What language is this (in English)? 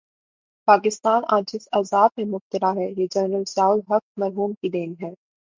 Urdu